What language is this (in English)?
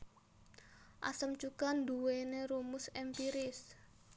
Javanese